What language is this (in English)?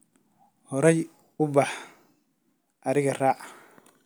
Somali